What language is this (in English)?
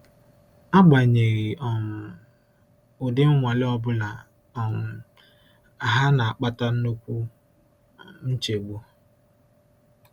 Igbo